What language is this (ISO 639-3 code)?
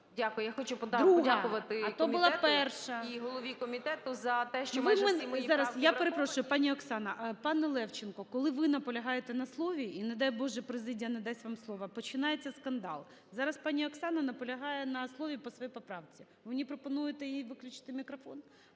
ukr